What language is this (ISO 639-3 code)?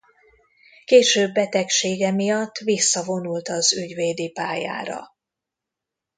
hun